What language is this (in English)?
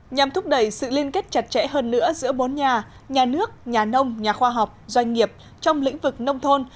Vietnamese